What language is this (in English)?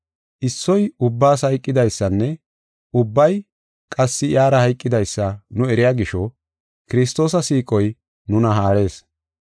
Gofa